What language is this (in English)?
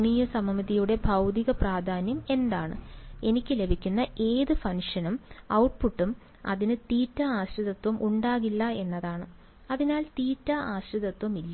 Malayalam